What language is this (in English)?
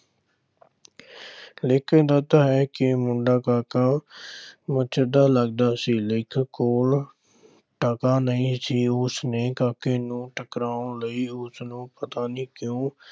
Punjabi